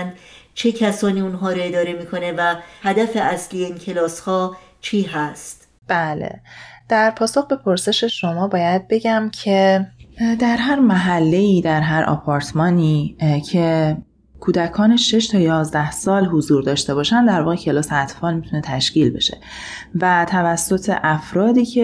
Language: Persian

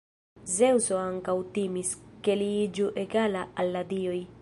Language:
Esperanto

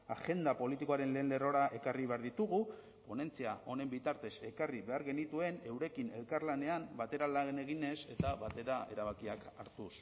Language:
Basque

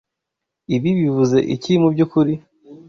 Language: Kinyarwanda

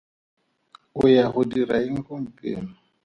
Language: Tswana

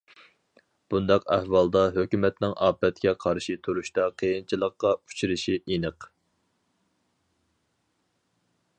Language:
Uyghur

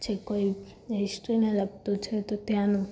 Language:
Gujarati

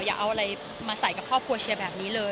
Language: Thai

